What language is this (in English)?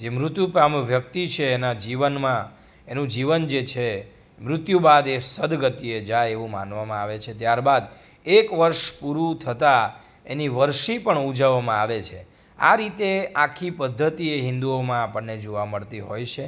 Gujarati